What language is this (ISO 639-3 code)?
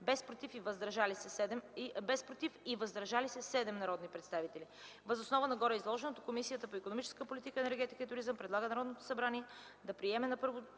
bul